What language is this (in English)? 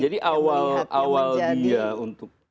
Indonesian